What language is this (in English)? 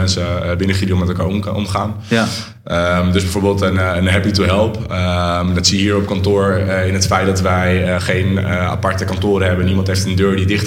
Dutch